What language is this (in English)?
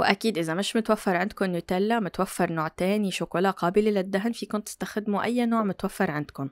Arabic